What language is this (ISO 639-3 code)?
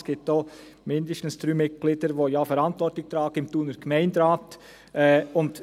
gsw